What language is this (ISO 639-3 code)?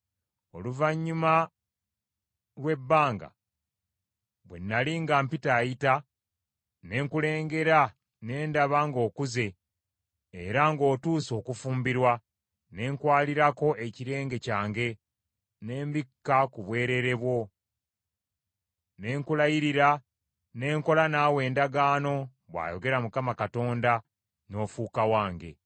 lug